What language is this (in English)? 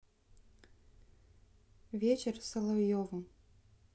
Russian